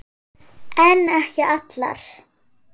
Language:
Icelandic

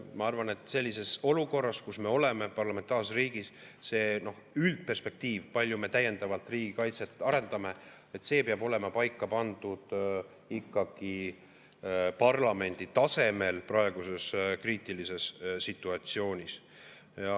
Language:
Estonian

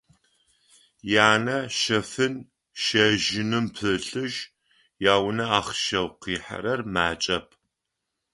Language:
Adyghe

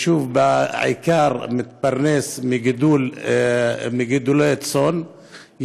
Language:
Hebrew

